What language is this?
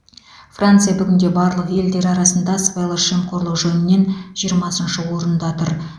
Kazakh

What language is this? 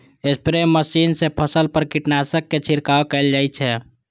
Maithili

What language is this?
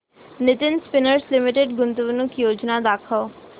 Marathi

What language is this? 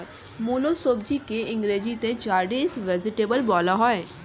Bangla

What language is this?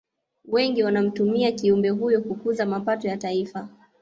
Swahili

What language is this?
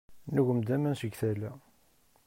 Kabyle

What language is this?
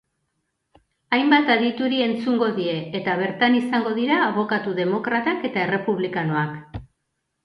Basque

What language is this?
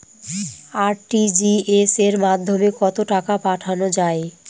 Bangla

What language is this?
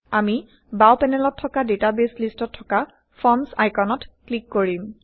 Assamese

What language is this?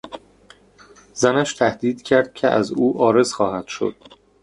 Persian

